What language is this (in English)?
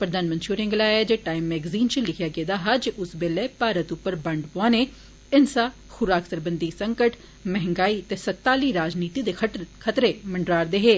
Dogri